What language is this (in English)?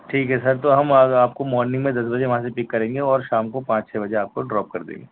Urdu